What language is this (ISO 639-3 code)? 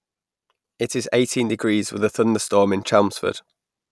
eng